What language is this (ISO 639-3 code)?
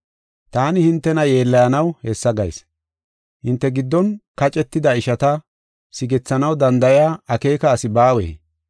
gof